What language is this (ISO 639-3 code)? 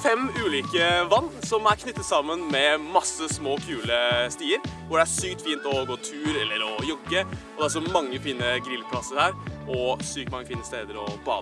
nor